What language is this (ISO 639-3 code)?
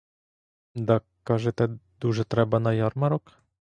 ukr